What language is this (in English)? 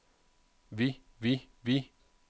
Danish